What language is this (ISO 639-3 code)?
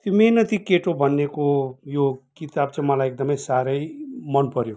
nep